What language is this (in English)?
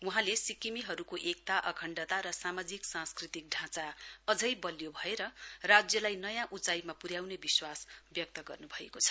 Nepali